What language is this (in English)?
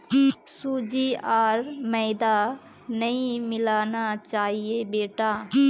Magahi